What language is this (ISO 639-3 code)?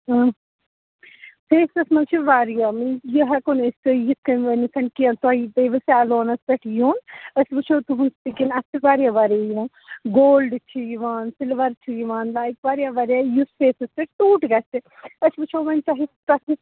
kas